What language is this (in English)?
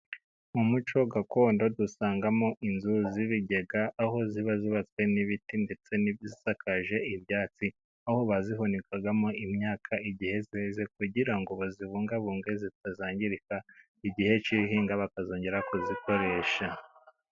Kinyarwanda